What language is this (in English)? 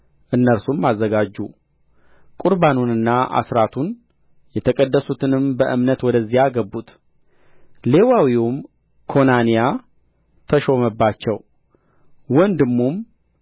Amharic